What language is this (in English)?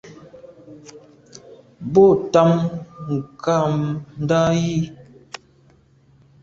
Medumba